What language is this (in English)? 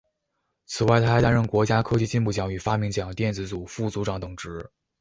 Chinese